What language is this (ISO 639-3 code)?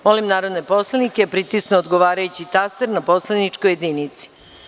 srp